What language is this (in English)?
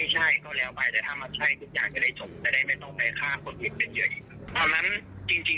Thai